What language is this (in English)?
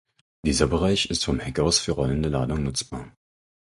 German